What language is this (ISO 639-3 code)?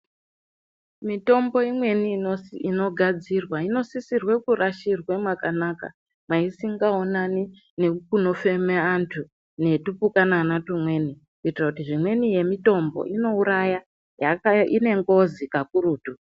ndc